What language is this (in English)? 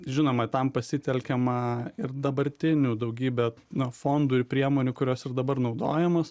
Lithuanian